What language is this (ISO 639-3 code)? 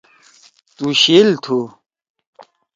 trw